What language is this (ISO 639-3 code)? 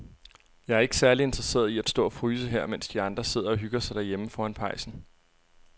dan